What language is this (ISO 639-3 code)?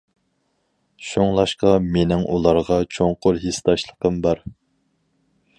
uig